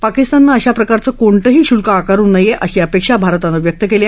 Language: Marathi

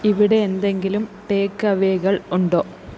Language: Malayalam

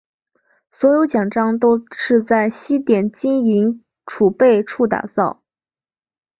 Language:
Chinese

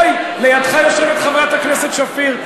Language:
Hebrew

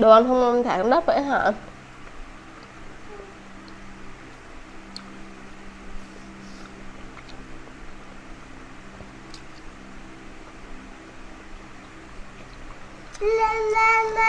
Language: Vietnamese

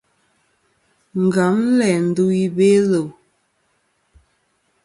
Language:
Kom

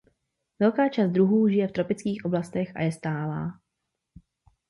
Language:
Czech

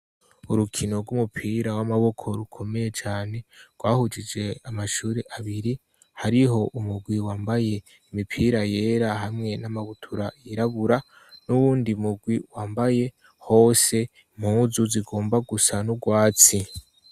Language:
Rundi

